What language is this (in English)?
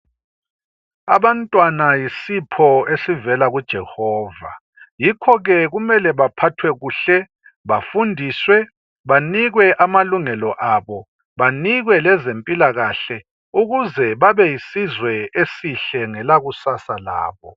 North Ndebele